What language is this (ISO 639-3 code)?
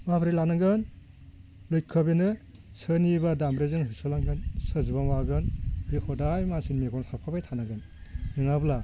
brx